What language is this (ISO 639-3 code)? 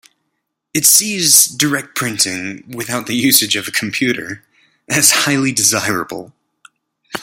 eng